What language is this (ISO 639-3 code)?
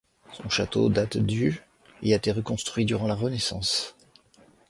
fra